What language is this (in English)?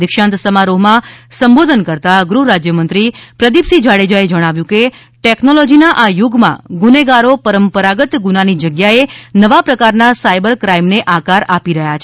Gujarati